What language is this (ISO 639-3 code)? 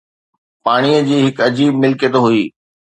snd